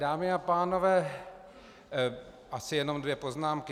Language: Czech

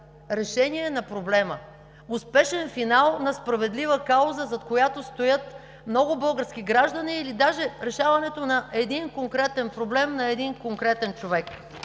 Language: Bulgarian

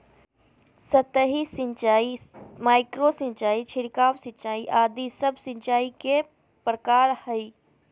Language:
Magahi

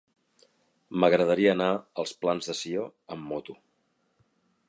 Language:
Catalan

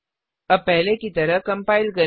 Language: Hindi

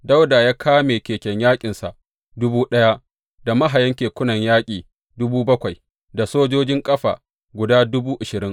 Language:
Hausa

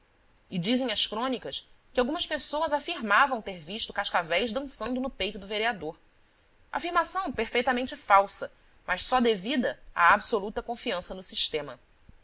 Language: Portuguese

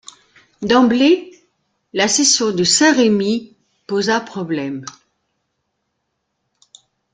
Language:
French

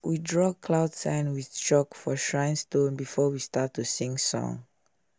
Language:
Nigerian Pidgin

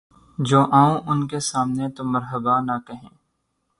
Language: Urdu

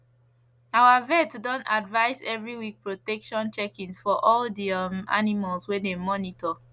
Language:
Nigerian Pidgin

